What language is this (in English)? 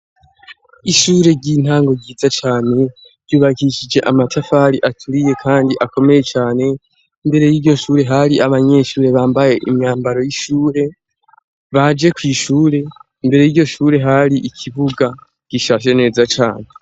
Rundi